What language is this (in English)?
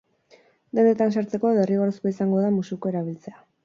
Basque